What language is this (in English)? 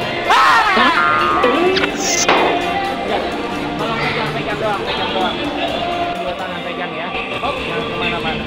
Indonesian